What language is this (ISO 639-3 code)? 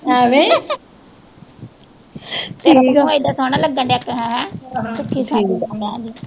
pan